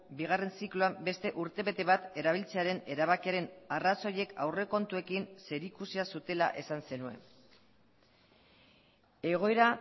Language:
Basque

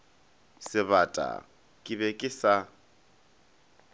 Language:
Northern Sotho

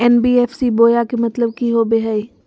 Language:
Magahi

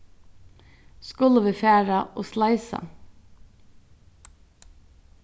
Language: Faroese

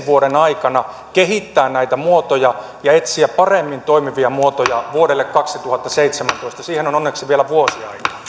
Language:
Finnish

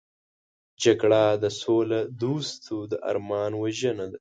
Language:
Pashto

